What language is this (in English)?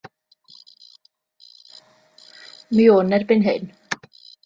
Welsh